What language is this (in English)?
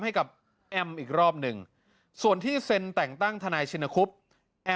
Thai